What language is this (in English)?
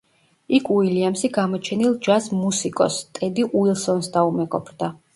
Georgian